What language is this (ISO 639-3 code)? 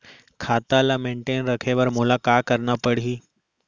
hne